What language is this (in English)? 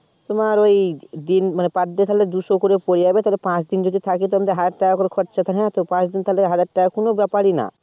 Bangla